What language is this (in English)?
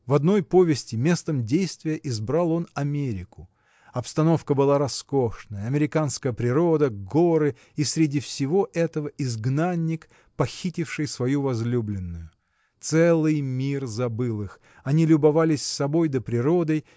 Russian